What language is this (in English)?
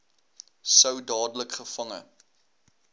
Afrikaans